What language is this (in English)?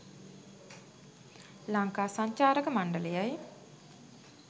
Sinhala